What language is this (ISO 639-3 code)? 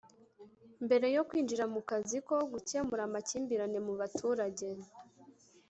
kin